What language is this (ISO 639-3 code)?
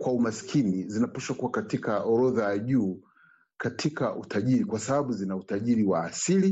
swa